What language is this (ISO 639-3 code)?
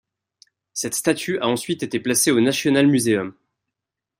fra